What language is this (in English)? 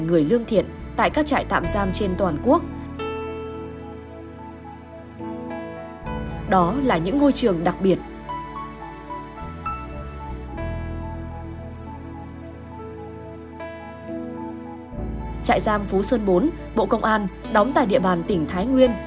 Vietnamese